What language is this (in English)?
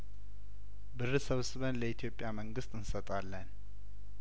Amharic